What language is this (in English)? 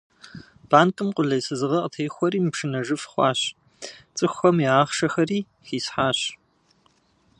Kabardian